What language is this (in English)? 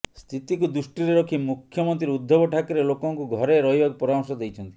Odia